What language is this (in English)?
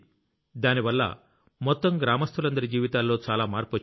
Telugu